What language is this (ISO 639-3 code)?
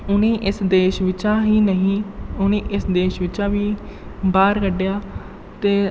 doi